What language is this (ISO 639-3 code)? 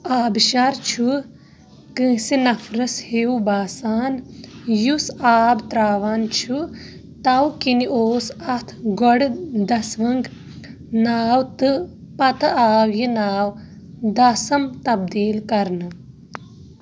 kas